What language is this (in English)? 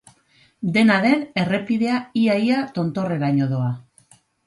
Basque